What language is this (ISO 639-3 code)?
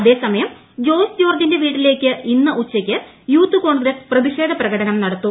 mal